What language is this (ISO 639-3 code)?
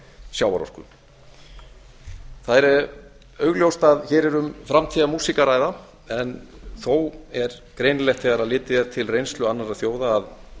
isl